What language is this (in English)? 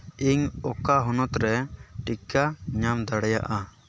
Santali